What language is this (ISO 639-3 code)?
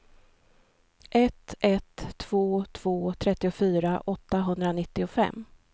swe